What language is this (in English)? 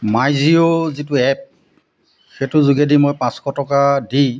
Assamese